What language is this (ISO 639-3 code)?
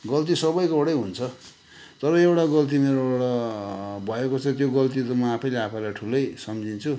nep